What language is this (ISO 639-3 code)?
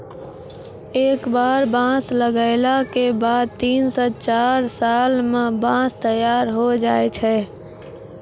mai